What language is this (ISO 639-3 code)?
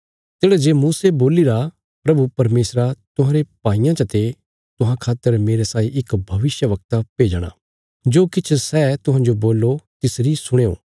kfs